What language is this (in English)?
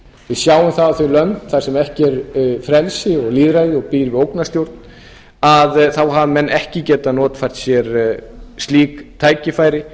Icelandic